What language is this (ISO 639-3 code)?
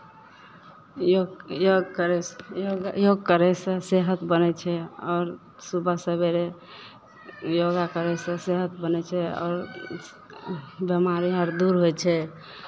mai